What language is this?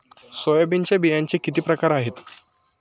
Marathi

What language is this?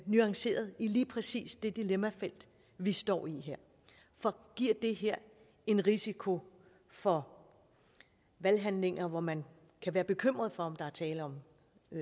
Danish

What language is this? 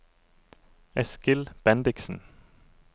Norwegian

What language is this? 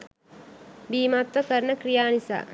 Sinhala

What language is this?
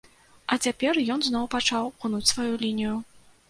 Belarusian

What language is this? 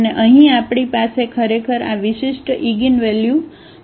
Gujarati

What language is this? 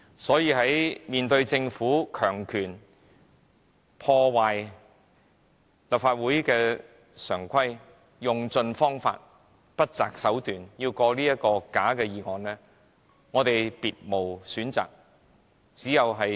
Cantonese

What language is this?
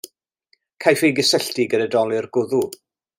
Welsh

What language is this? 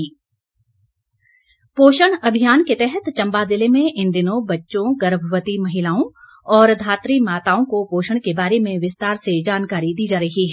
Hindi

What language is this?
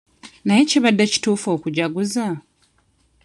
Ganda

